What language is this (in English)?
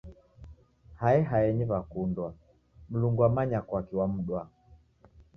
Taita